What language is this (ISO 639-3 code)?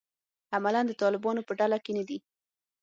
pus